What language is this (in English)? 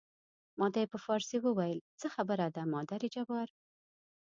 Pashto